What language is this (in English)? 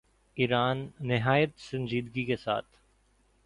Urdu